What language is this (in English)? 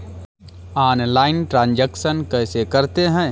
Hindi